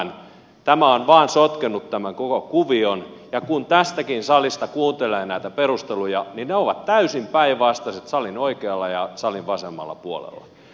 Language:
Finnish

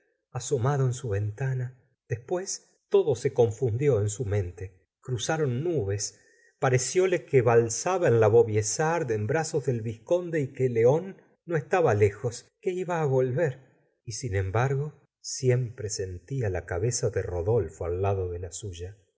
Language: Spanish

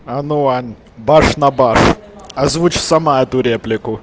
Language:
Russian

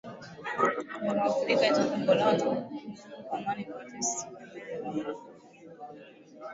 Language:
Swahili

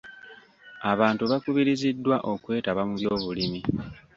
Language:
Ganda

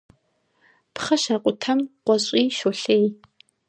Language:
Kabardian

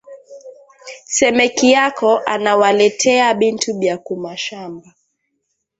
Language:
Swahili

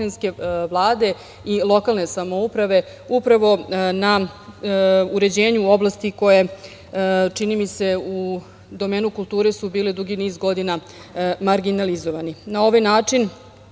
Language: Serbian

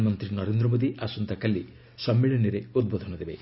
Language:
Odia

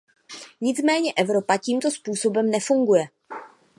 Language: Czech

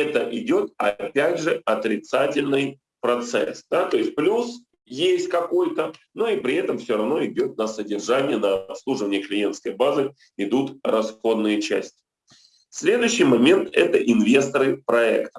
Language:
Russian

